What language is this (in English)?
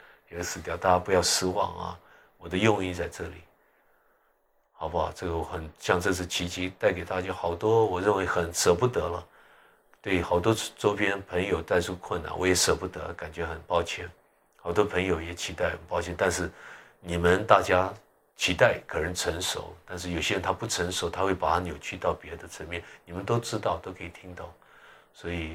Chinese